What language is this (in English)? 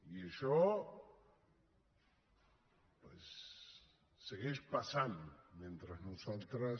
Catalan